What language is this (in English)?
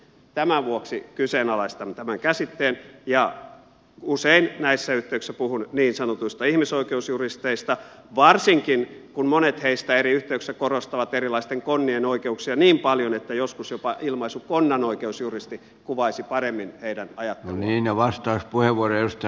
Finnish